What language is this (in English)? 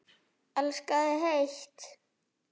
Icelandic